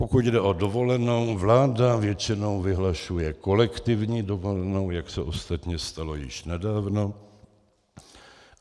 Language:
Czech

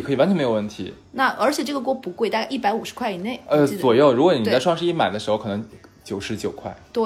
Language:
Chinese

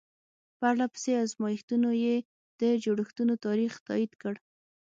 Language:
Pashto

